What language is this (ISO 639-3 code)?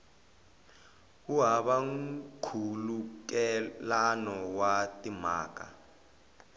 tso